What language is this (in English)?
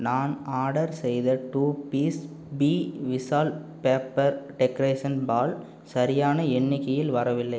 Tamil